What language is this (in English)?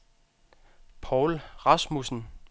Danish